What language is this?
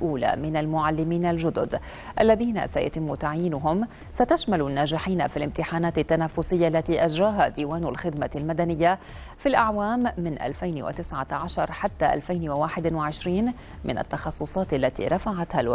Arabic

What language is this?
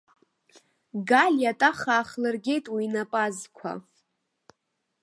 Abkhazian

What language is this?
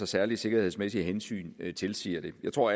Danish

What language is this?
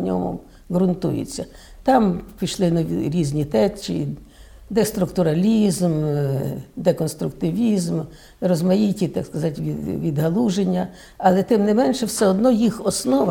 Ukrainian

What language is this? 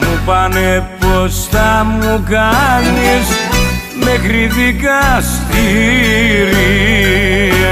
Greek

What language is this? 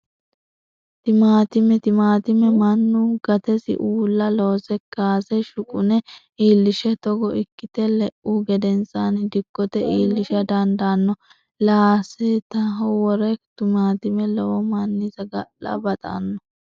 Sidamo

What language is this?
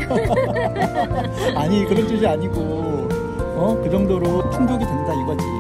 Korean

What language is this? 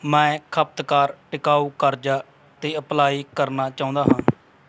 Punjabi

